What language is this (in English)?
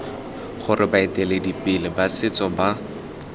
Tswana